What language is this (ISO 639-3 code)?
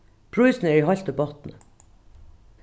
fao